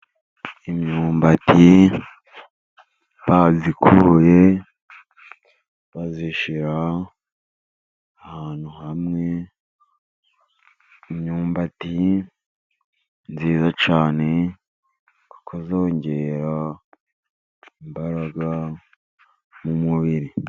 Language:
Kinyarwanda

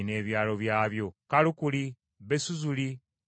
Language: Ganda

